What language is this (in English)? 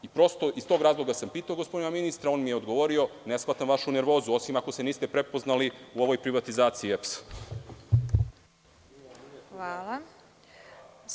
Serbian